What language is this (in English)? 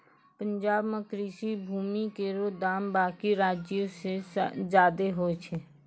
Maithili